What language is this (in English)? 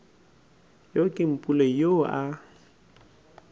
Northern Sotho